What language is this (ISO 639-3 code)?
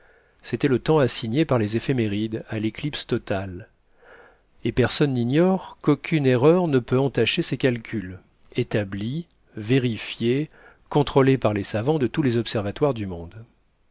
fra